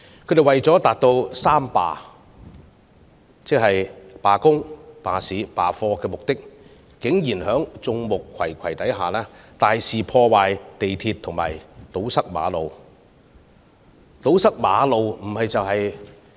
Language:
Cantonese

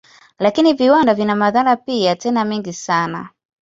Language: Swahili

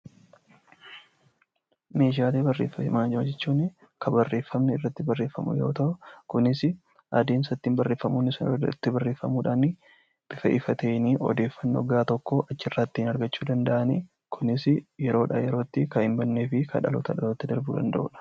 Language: Oromo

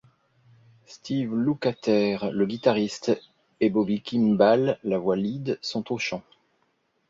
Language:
French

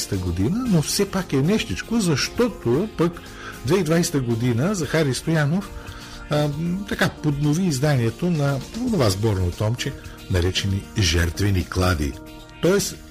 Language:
Bulgarian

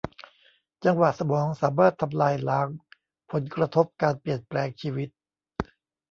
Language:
Thai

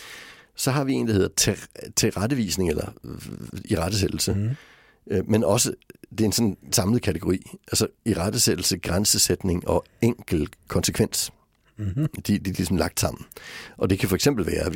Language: Danish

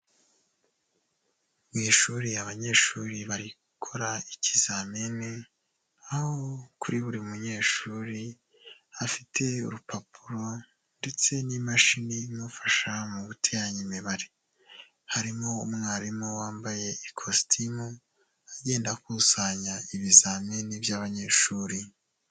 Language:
Kinyarwanda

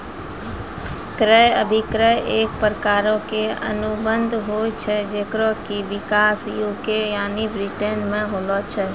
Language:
Maithili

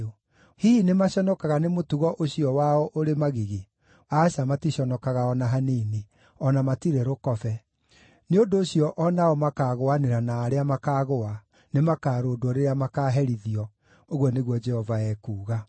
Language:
Kikuyu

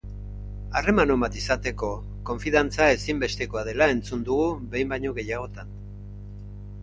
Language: Basque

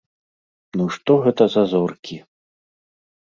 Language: Belarusian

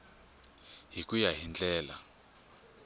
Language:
Tsonga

